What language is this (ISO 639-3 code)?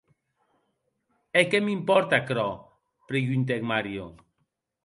oci